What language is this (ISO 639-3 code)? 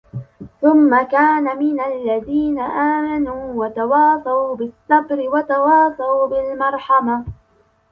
ara